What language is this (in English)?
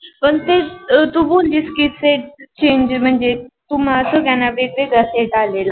Marathi